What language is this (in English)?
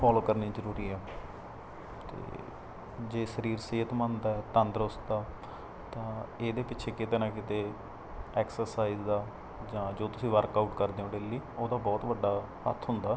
Punjabi